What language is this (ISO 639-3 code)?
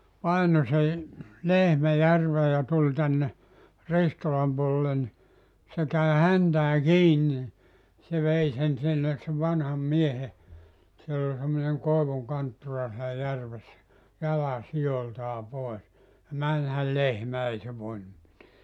fin